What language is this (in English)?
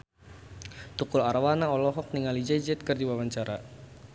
Sundanese